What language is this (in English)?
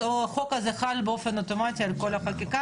Hebrew